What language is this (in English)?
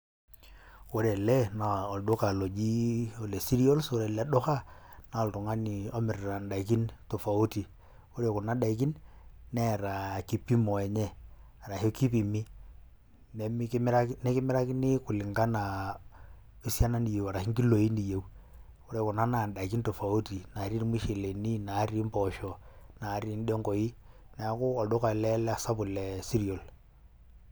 Masai